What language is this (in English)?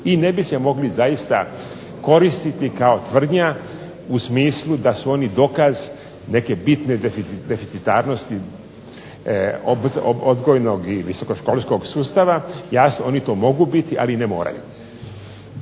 Croatian